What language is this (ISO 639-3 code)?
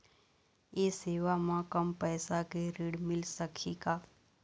hne